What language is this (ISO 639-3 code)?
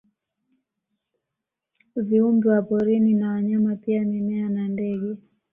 swa